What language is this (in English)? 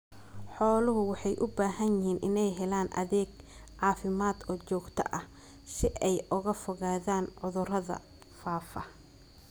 Somali